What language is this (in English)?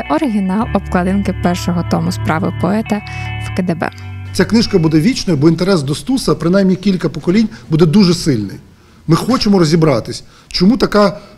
Ukrainian